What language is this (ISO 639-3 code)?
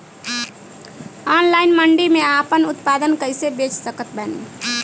bho